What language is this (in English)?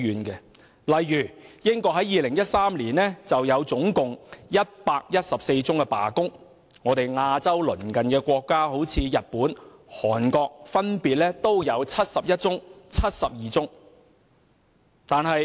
Cantonese